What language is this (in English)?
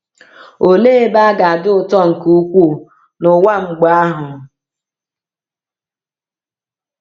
Igbo